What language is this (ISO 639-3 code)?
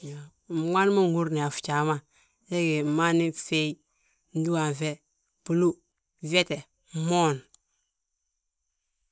bjt